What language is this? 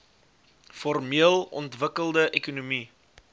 Afrikaans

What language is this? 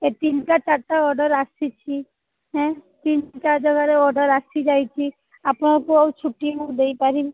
Odia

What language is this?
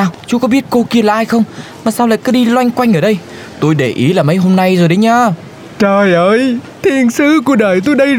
Vietnamese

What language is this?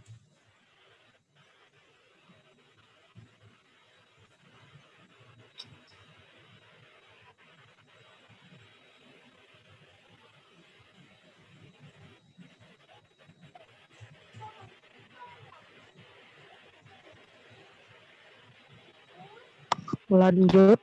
Indonesian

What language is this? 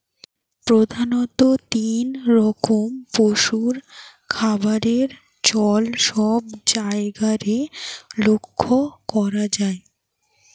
Bangla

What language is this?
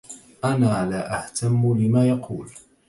Arabic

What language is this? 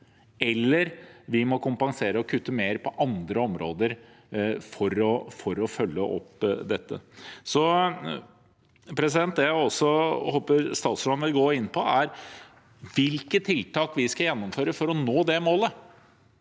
Norwegian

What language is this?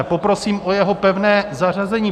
Czech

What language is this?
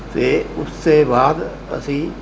Punjabi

